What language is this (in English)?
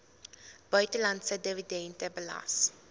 Afrikaans